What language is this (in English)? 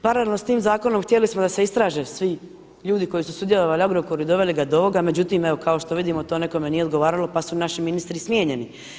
Croatian